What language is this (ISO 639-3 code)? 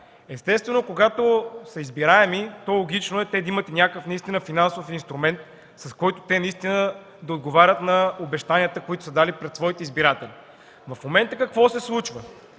bul